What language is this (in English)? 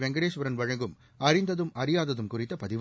Tamil